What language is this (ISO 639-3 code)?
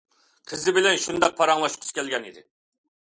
uig